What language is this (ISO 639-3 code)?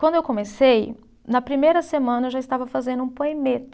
por